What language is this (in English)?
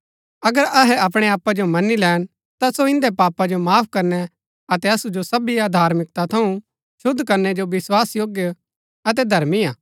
Gaddi